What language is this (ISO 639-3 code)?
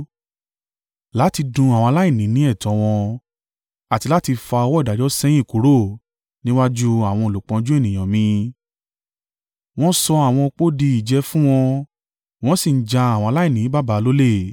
yor